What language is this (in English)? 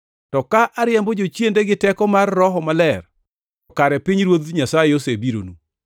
Luo (Kenya and Tanzania)